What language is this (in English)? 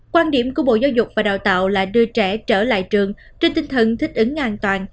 Vietnamese